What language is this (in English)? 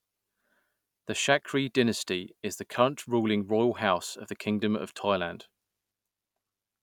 English